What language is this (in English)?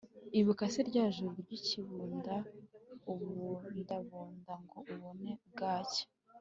Kinyarwanda